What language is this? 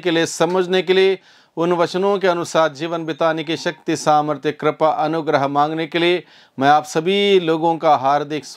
Hindi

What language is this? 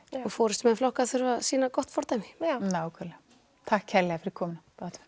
Icelandic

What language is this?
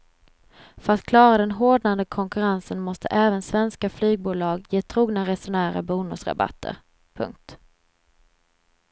Swedish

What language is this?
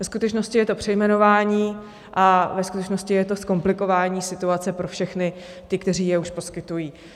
Czech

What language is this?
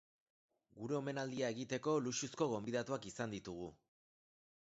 Basque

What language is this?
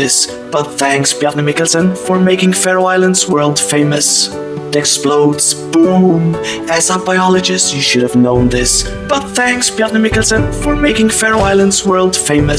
English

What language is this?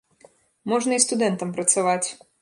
Belarusian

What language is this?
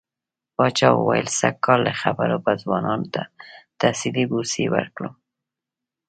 Pashto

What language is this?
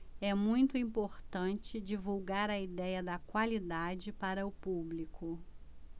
Portuguese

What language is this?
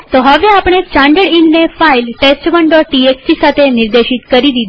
Gujarati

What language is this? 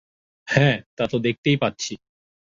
Bangla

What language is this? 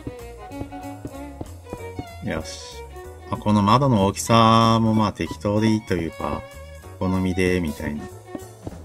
Japanese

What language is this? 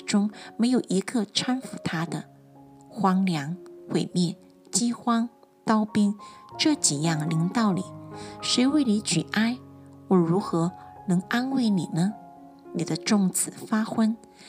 Chinese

